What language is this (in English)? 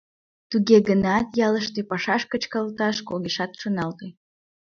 Mari